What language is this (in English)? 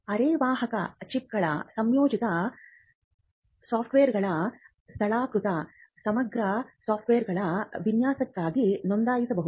Kannada